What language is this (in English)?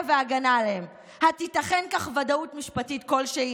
Hebrew